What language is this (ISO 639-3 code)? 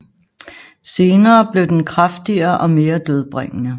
dan